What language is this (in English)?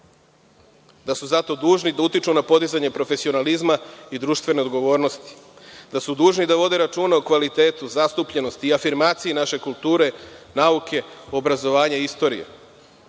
Serbian